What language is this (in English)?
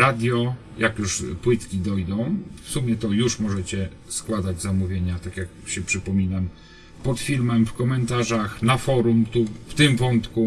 Polish